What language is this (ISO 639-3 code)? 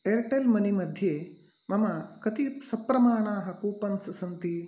san